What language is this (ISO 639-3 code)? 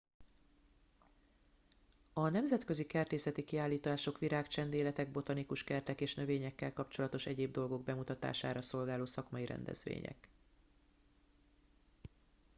hun